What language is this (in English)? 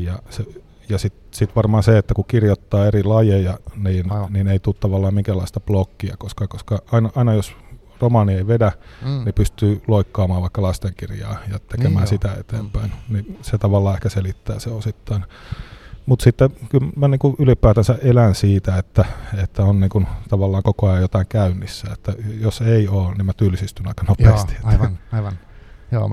Finnish